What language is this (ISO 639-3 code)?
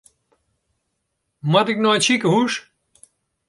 fry